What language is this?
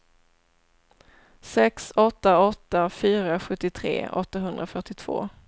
Swedish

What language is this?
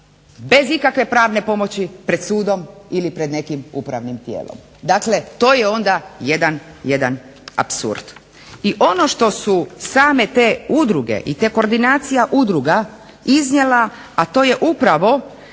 Croatian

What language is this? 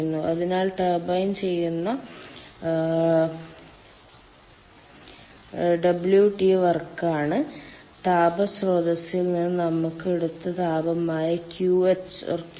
Malayalam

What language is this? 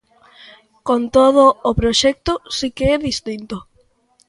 Galician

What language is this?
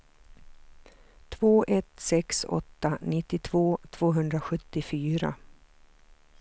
Swedish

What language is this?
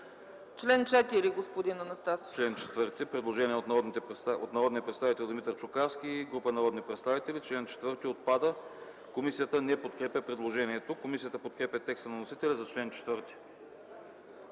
Bulgarian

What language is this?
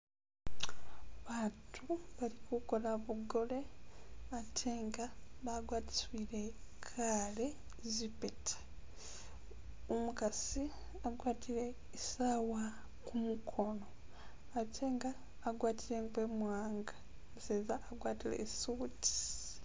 Masaaba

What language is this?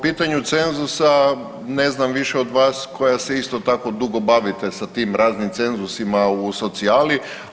Croatian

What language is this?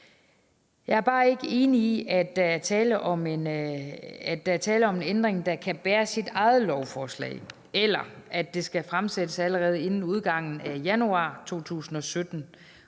Danish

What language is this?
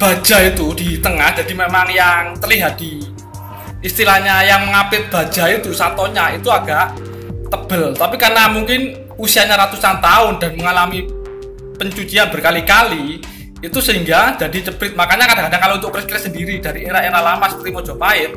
Indonesian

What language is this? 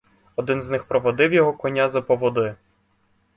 Ukrainian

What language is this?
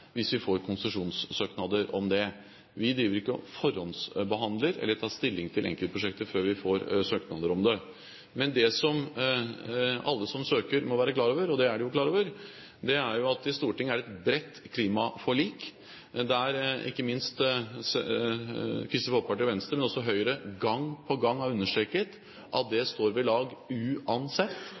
Norwegian Bokmål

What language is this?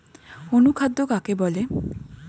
Bangla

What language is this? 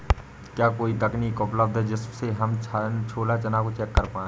Hindi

